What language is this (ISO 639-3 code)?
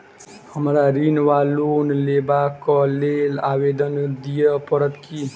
mai